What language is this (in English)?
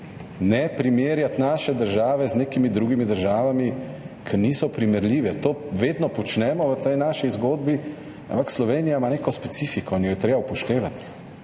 Slovenian